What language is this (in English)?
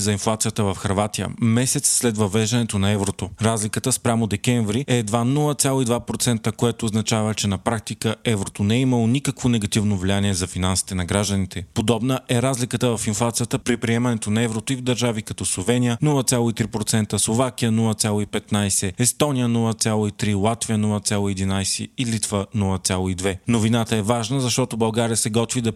Bulgarian